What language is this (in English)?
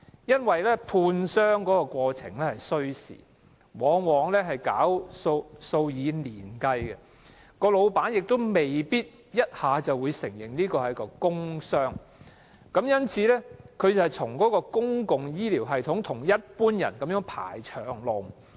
Cantonese